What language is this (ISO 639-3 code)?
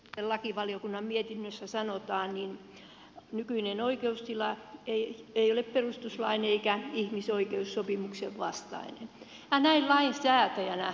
fin